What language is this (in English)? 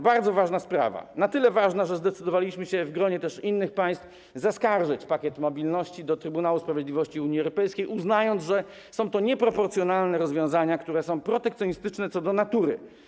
Polish